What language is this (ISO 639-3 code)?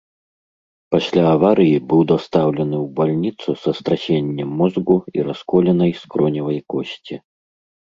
bel